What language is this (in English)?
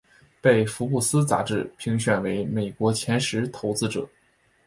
Chinese